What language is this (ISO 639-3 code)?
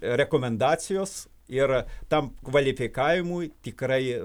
lit